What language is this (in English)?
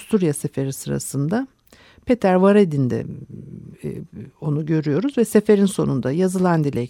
Turkish